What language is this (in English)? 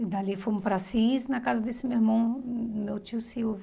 Portuguese